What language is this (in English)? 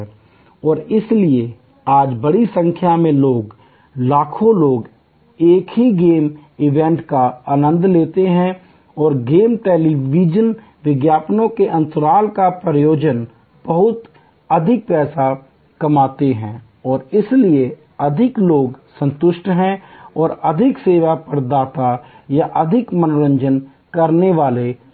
Hindi